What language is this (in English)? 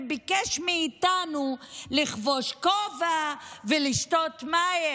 Hebrew